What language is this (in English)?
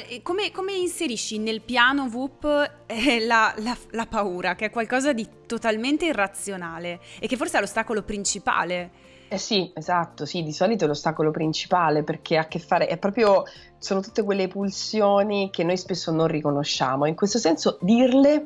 Italian